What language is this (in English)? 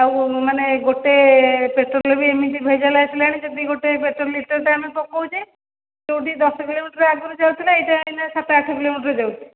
Odia